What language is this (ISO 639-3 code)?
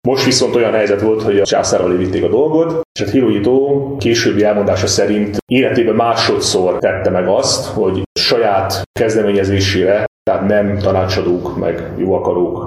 hun